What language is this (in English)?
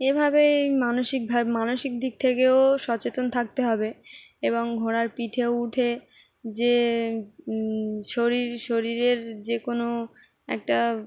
Bangla